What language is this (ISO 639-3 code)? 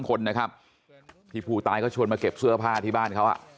tha